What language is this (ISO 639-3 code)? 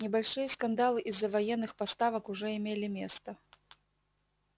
rus